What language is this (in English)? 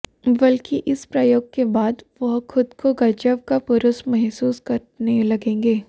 Hindi